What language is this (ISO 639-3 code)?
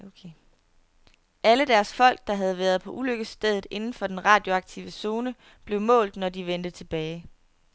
dan